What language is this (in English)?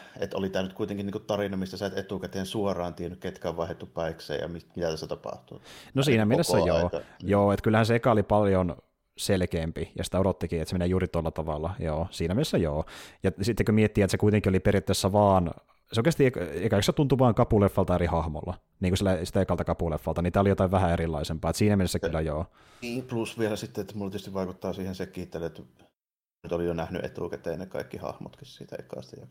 Finnish